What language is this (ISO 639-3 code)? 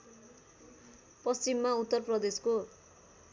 nep